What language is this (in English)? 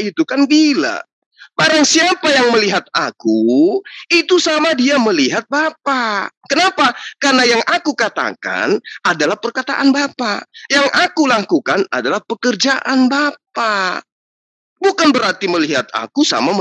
Indonesian